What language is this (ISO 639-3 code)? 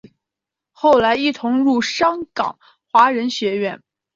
zho